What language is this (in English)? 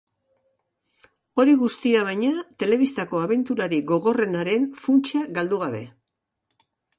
Basque